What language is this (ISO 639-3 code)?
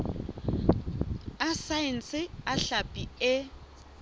sot